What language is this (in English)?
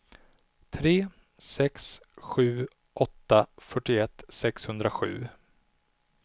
Swedish